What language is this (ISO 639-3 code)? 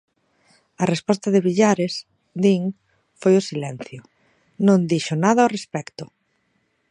glg